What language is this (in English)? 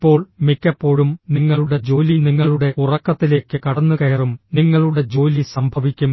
Malayalam